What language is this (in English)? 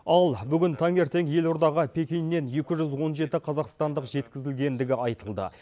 Kazakh